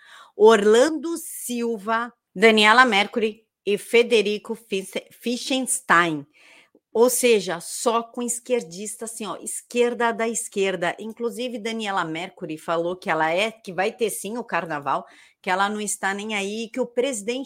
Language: Portuguese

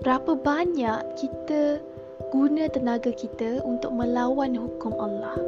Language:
Malay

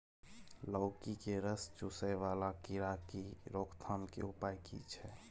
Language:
Maithili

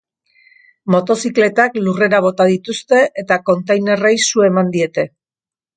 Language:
Basque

